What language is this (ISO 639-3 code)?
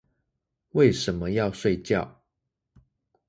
zho